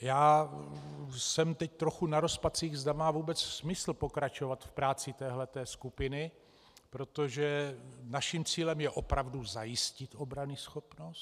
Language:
Czech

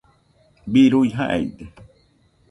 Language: Nüpode Huitoto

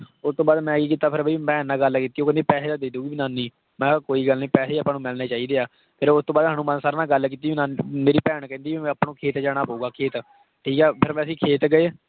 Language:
Punjabi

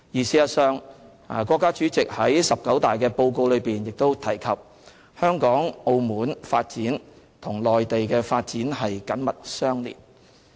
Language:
Cantonese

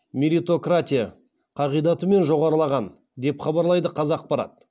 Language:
Kazakh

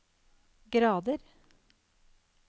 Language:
Norwegian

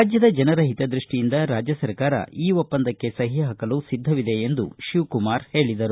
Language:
Kannada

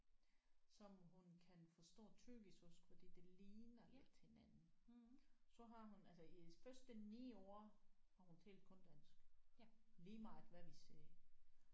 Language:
Danish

